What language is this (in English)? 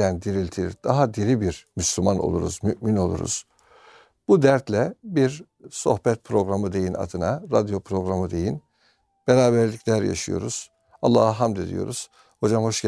Turkish